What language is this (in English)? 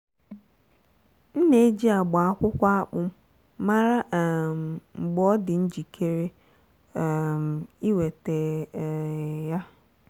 Igbo